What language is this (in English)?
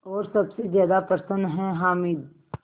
Hindi